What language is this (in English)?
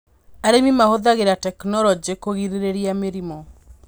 Kikuyu